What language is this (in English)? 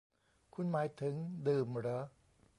Thai